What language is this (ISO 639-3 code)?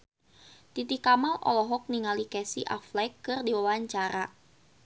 sun